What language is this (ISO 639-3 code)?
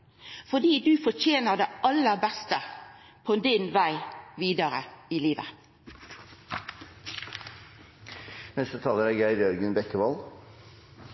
nno